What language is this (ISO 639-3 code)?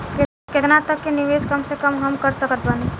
bho